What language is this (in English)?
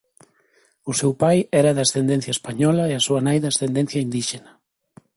Galician